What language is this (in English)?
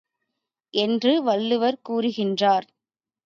Tamil